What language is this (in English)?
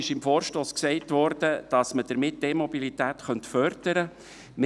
Swiss German